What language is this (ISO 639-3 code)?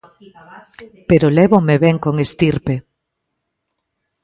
glg